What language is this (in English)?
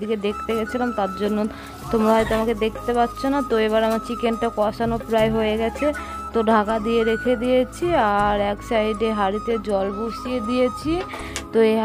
Romanian